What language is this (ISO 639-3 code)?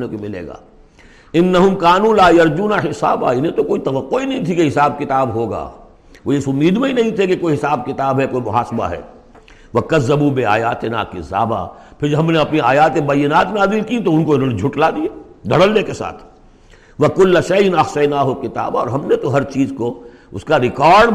urd